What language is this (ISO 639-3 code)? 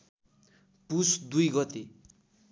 nep